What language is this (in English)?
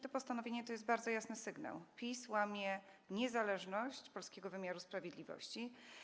Polish